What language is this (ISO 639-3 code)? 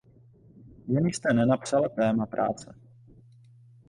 ces